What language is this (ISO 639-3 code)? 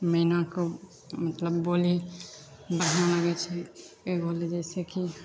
mai